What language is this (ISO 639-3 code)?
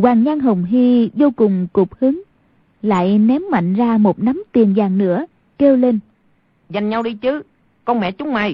vie